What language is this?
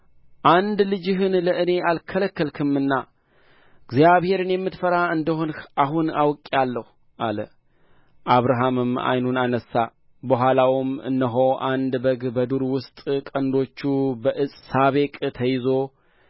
Amharic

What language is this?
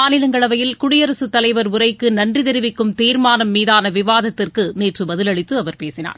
Tamil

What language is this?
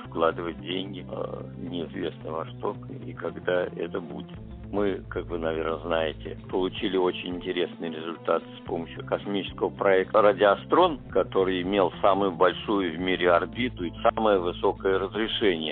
Russian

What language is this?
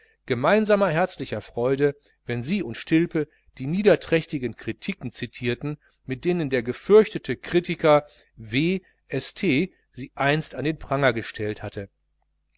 German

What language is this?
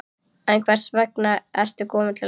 Icelandic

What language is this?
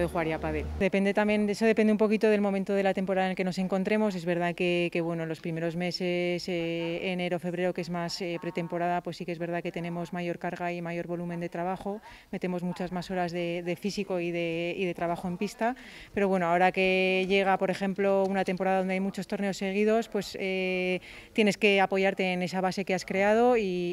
Spanish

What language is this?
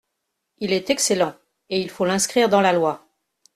French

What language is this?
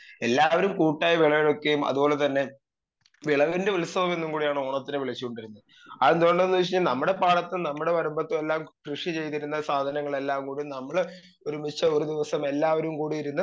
Malayalam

